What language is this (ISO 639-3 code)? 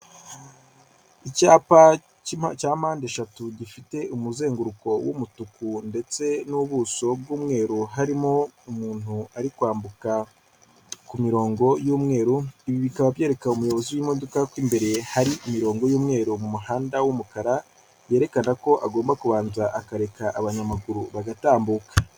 kin